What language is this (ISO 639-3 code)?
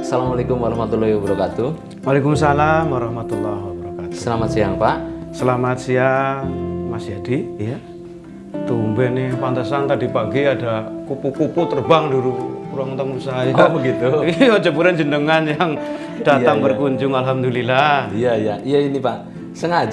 ind